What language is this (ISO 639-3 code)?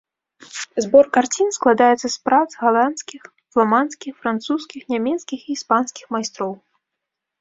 bel